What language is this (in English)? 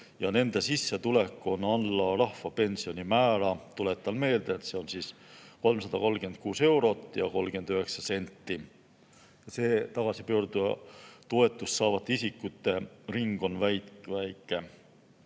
Estonian